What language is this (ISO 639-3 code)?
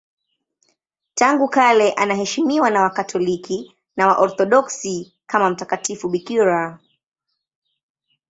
swa